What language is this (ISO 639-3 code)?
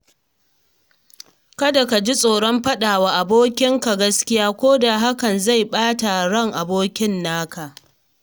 hau